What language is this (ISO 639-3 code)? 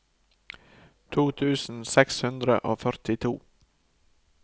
nor